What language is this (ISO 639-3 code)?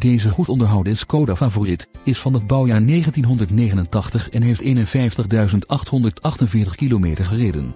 nld